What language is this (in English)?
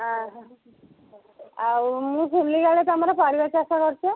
Odia